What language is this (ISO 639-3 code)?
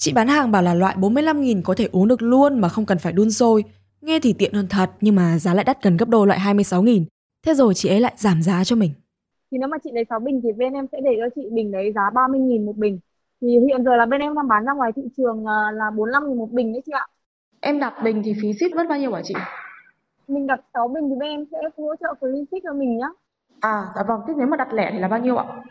vie